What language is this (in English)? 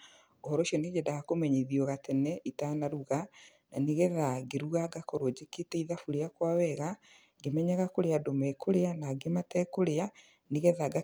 Kikuyu